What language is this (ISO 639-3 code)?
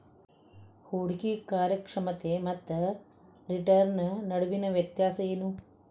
kan